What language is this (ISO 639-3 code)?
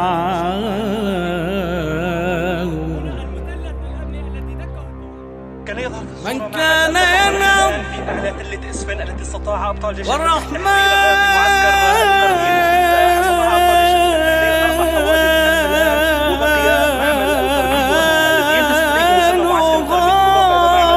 ara